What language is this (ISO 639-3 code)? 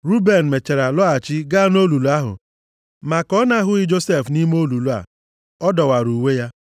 ibo